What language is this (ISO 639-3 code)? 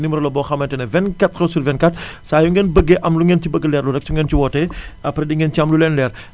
wol